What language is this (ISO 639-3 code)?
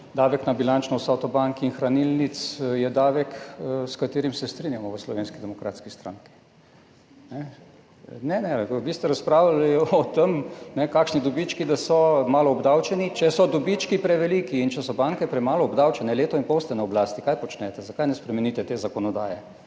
slv